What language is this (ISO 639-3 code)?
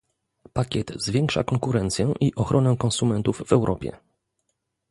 pol